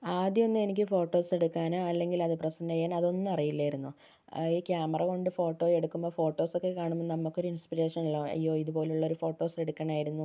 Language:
Malayalam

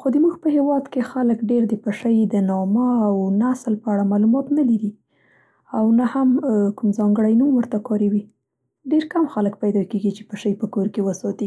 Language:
Central Pashto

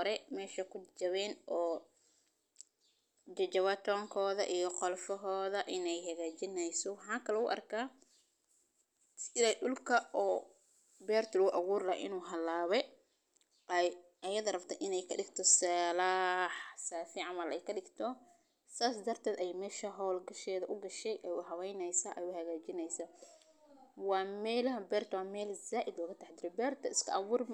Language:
Somali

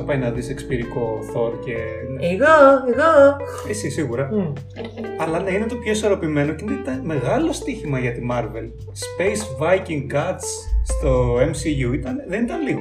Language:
Greek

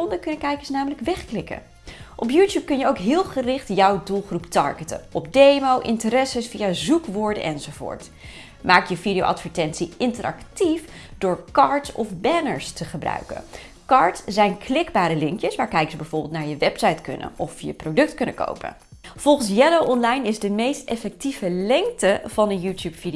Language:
Dutch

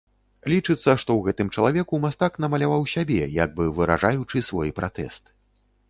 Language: Belarusian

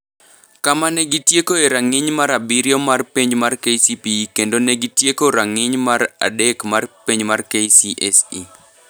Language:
Luo (Kenya and Tanzania)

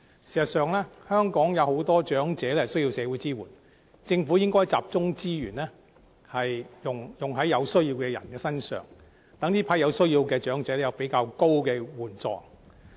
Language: Cantonese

